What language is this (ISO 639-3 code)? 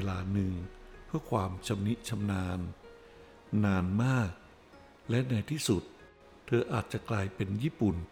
tha